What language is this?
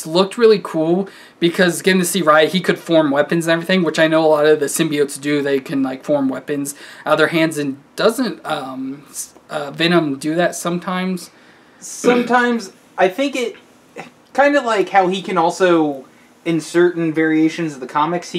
English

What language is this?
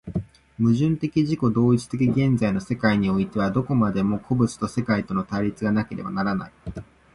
Japanese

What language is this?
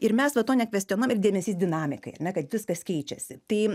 Lithuanian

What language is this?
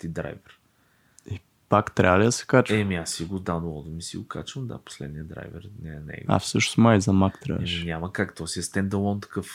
Bulgarian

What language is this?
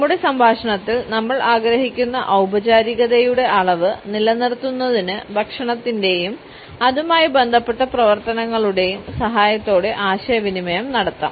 Malayalam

